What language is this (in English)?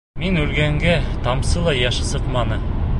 Bashkir